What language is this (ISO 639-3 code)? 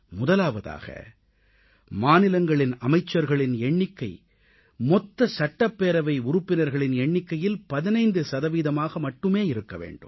tam